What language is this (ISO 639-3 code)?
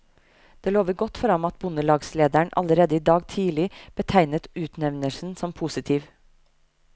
nor